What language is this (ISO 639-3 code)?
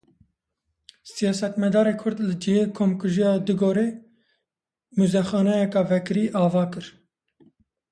kur